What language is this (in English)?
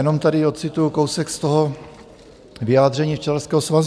Czech